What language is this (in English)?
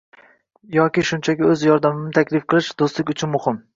Uzbek